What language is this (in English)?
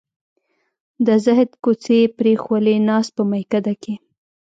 Pashto